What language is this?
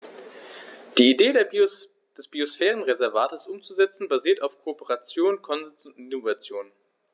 German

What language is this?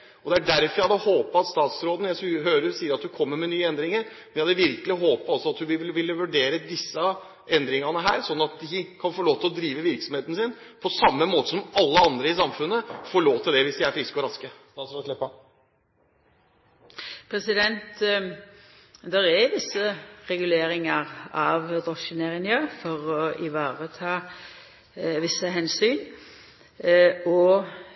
Norwegian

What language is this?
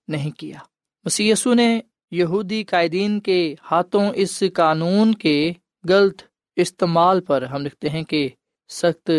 Urdu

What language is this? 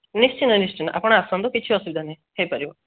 Odia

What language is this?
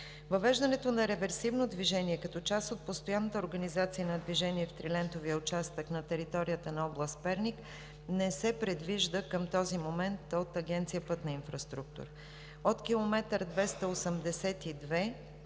Bulgarian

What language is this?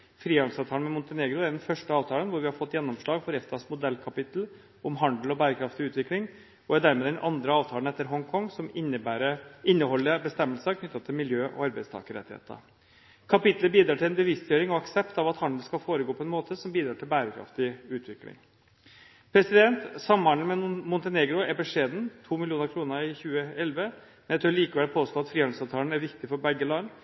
Norwegian Bokmål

